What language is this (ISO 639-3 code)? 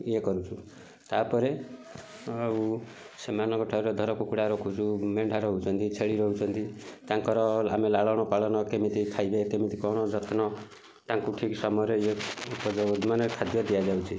ori